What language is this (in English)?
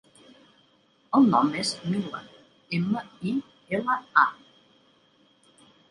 Catalan